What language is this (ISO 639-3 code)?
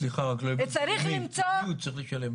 heb